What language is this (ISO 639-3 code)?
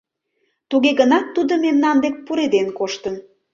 chm